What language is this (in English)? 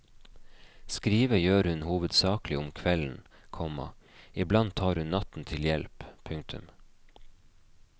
Norwegian